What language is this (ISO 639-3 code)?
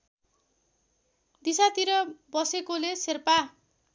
nep